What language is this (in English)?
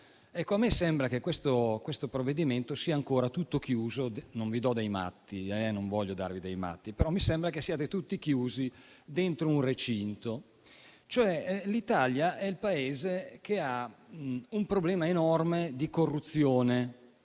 Italian